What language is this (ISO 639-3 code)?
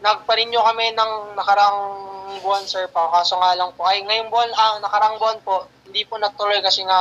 fil